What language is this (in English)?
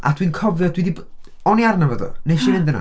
Welsh